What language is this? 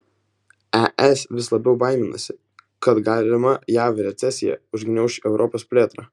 Lithuanian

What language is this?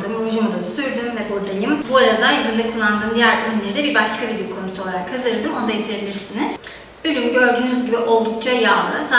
Turkish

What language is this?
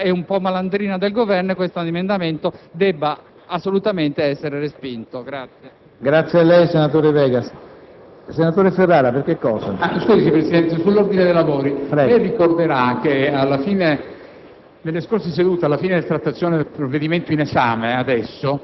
Italian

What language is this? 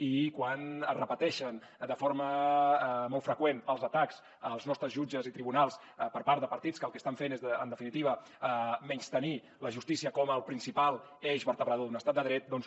Catalan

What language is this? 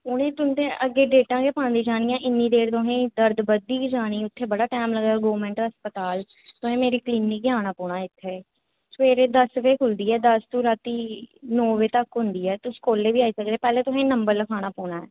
Dogri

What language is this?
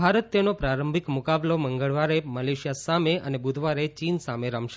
Gujarati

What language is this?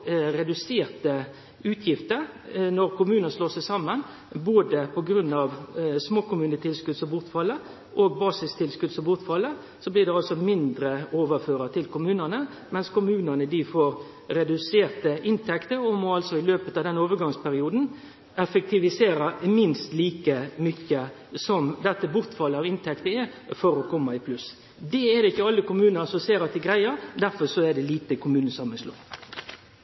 Norwegian Nynorsk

